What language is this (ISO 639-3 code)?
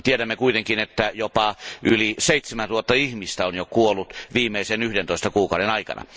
fin